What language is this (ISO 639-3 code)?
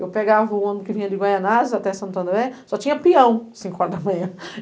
por